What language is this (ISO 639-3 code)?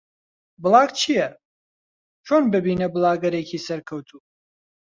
ckb